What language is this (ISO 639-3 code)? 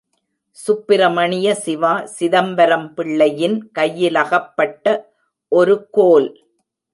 tam